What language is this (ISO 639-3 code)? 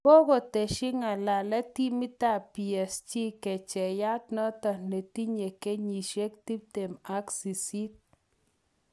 kln